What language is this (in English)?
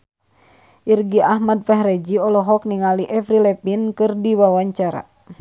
Sundanese